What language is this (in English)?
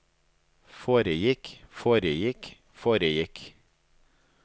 Norwegian